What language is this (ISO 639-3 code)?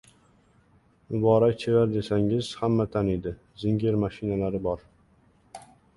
uzb